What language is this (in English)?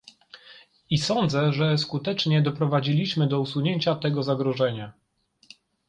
Polish